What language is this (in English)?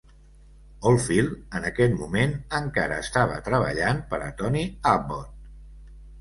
Catalan